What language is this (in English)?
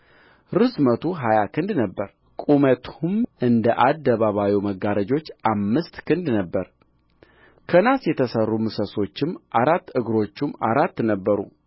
Amharic